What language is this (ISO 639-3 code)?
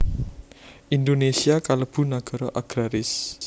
jav